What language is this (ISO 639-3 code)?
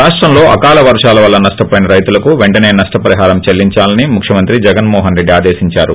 tel